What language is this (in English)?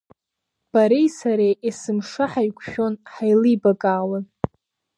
Abkhazian